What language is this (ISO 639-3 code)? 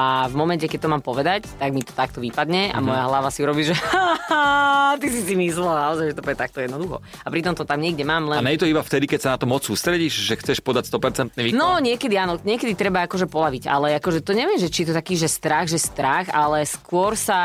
slk